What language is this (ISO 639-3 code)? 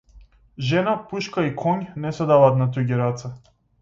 mkd